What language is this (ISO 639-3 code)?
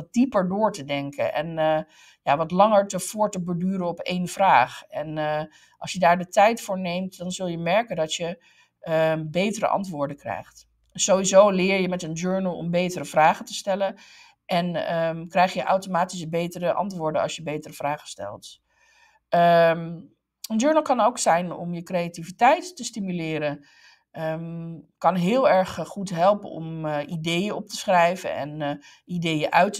nld